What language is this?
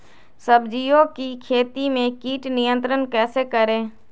Magahi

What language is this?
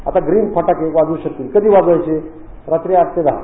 Marathi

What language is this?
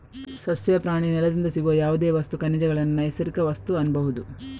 Kannada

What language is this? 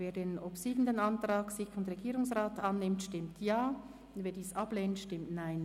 Swiss German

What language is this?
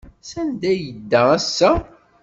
Kabyle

